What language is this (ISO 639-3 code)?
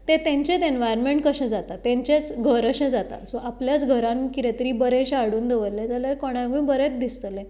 kok